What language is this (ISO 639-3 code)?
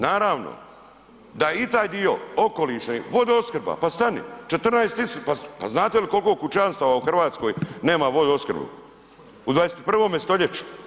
hrv